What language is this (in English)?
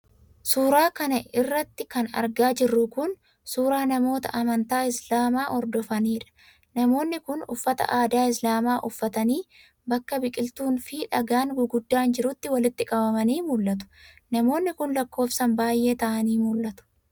Oromo